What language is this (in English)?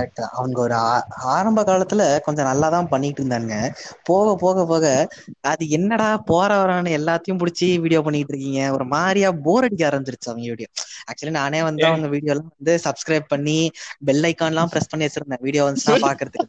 Tamil